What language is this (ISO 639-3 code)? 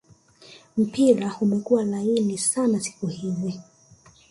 swa